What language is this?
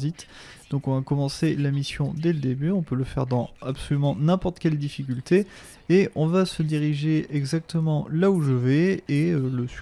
French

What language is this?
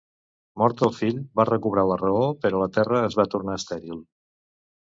Catalan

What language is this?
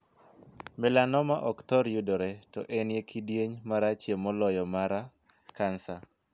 Luo (Kenya and Tanzania)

